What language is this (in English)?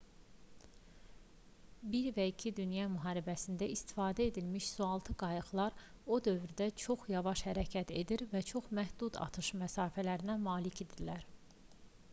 Azerbaijani